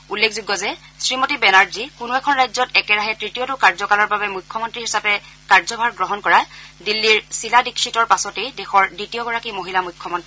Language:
Assamese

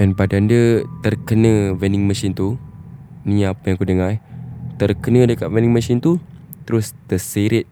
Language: Malay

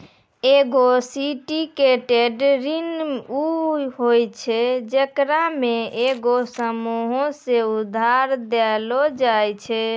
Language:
Maithili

